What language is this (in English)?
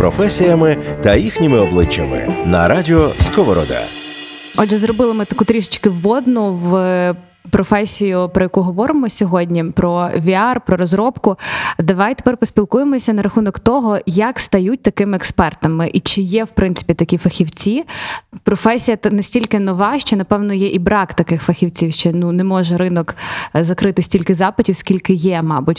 Ukrainian